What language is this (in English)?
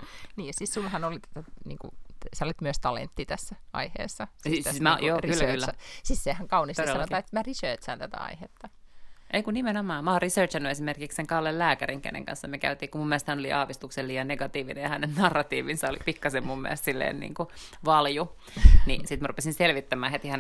Finnish